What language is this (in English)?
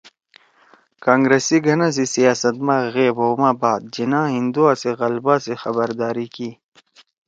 Torwali